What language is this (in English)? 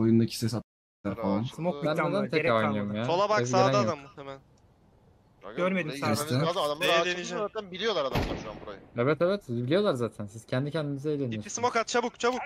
Turkish